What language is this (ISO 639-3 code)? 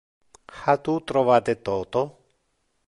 ina